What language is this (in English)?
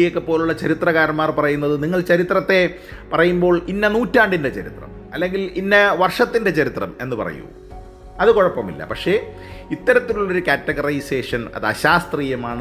Malayalam